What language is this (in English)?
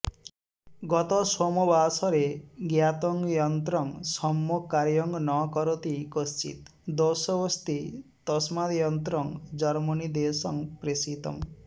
Sanskrit